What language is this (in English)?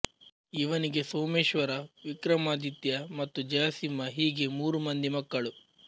Kannada